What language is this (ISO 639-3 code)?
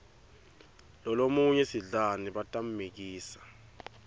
ssw